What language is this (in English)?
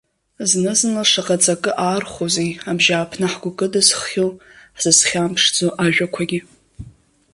Abkhazian